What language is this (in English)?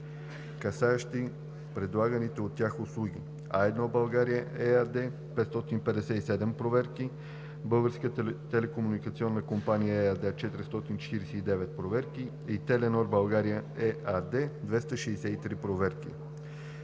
Bulgarian